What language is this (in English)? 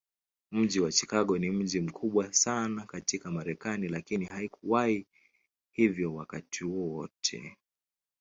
Swahili